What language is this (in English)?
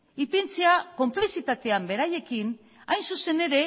Basque